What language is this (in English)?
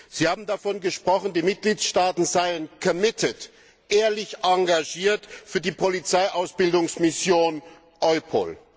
German